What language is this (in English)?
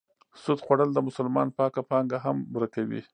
Pashto